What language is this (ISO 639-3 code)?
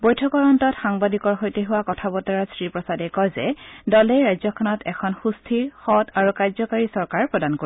asm